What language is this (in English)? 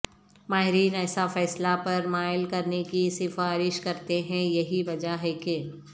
Urdu